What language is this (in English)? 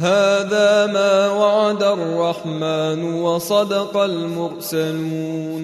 Arabic